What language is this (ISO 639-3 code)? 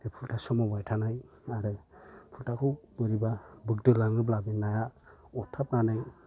brx